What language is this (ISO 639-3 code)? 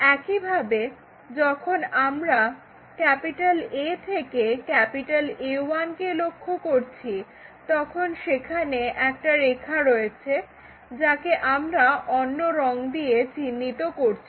ben